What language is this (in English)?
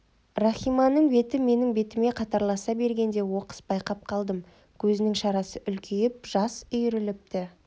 Kazakh